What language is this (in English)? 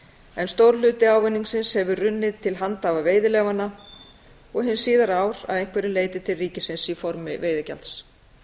Icelandic